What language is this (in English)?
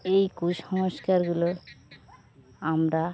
Bangla